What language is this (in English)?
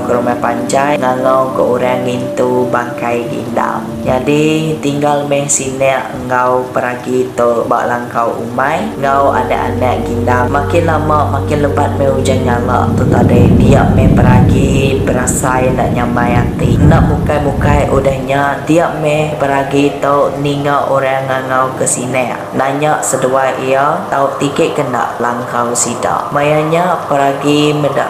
Malay